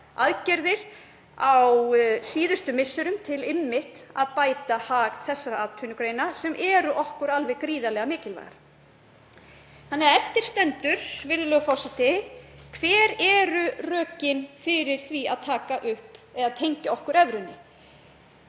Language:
Icelandic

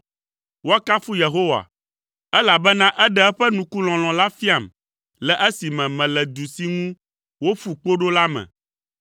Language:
Ewe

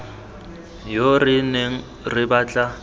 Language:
Tswana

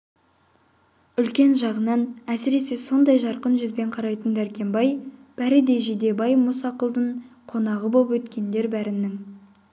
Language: Kazakh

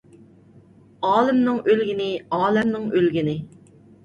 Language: Uyghur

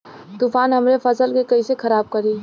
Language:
Bhojpuri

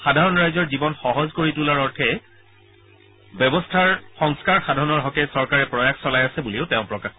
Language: Assamese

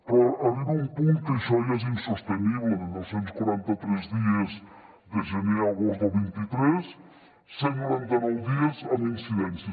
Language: Catalan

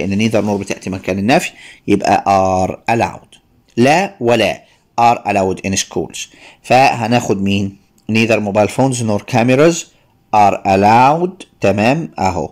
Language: Arabic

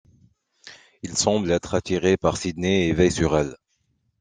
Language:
French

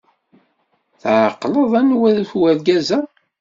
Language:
Kabyle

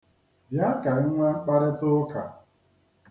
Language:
Igbo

